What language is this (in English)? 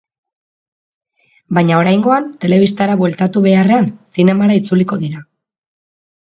Basque